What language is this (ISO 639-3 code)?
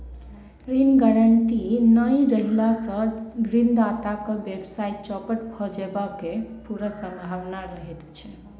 mai